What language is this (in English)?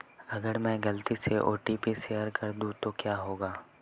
Hindi